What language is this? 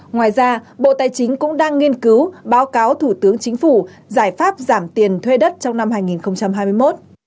Vietnamese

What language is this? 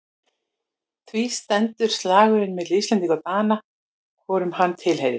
Icelandic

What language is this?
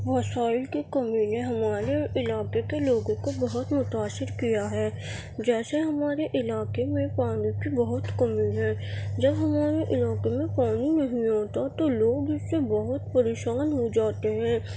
Urdu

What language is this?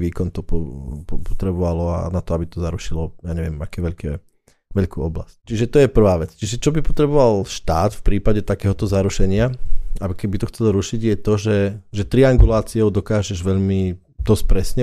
Slovak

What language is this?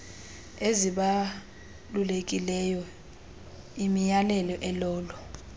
Xhosa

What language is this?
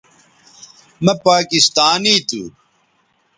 Bateri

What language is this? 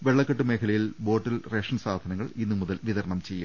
Malayalam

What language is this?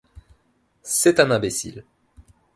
French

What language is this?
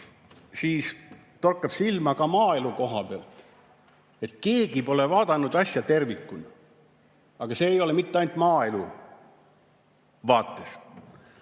Estonian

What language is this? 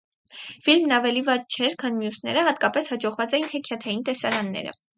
Armenian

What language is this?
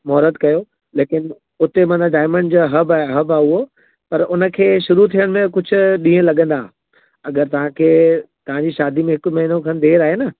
Sindhi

